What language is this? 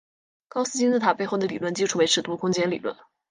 Chinese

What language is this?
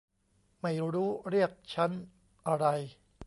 Thai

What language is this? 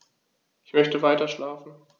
German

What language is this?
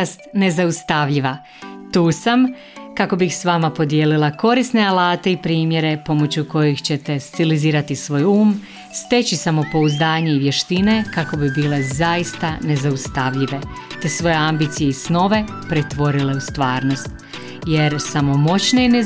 Croatian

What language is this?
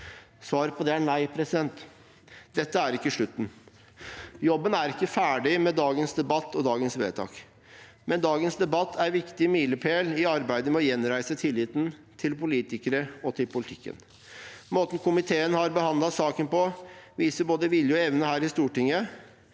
Norwegian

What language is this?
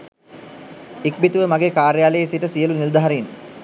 Sinhala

